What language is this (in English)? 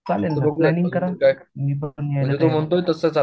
Marathi